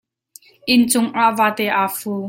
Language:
Hakha Chin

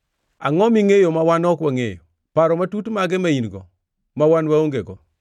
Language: Luo (Kenya and Tanzania)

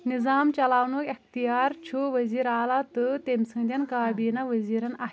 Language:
Kashmiri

